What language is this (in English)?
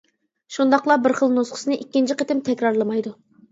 Uyghur